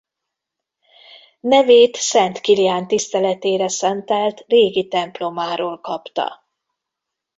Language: Hungarian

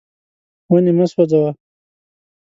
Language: Pashto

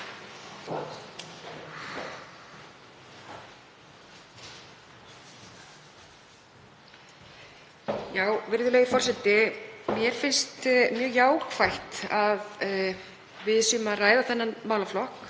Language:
Icelandic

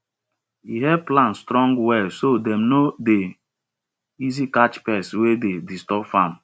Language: Nigerian Pidgin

